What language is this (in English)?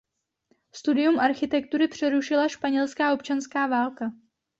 Czech